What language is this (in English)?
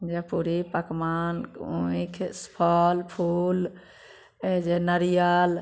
Maithili